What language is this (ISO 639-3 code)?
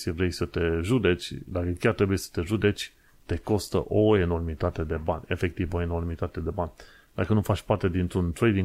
ron